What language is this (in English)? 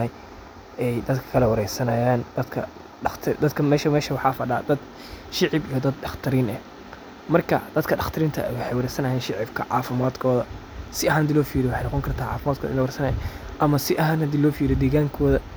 Somali